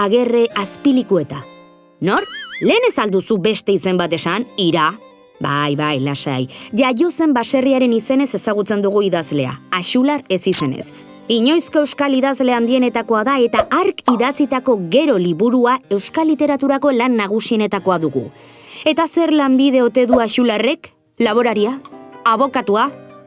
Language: Basque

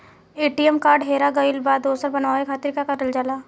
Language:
Bhojpuri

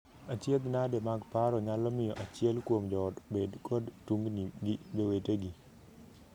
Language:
Luo (Kenya and Tanzania)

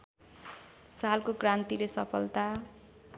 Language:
Nepali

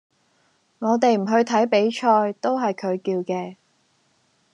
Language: Cantonese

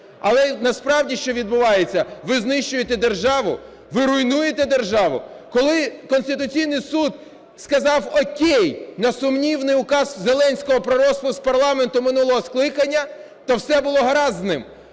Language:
Ukrainian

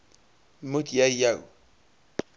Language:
Afrikaans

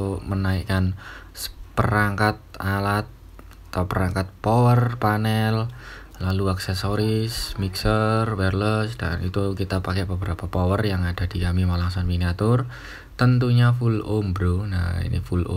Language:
Indonesian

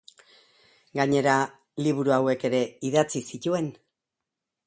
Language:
Basque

